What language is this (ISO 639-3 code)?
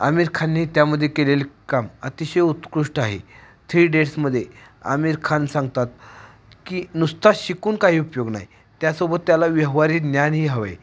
mar